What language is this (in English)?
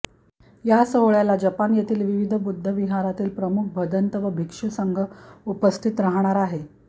Marathi